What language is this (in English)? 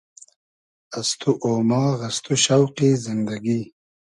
Hazaragi